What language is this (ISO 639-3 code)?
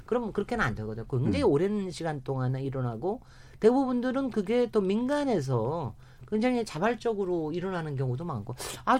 kor